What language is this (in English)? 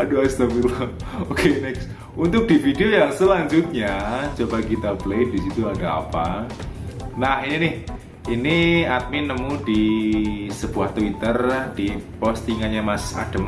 Indonesian